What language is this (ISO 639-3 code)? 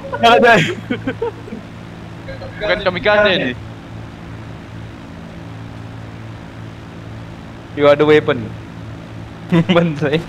ind